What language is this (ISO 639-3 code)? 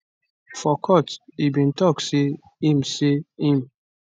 pcm